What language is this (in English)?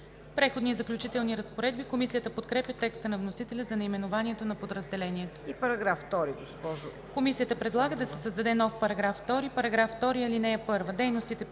Bulgarian